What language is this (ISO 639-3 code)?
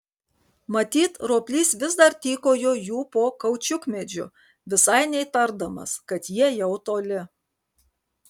lit